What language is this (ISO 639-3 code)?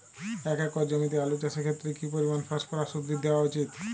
ben